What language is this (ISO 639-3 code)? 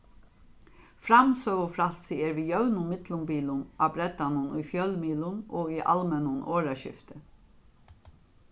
fao